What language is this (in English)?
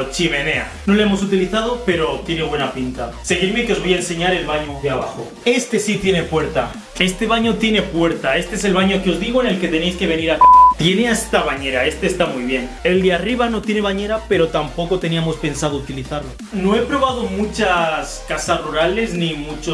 Spanish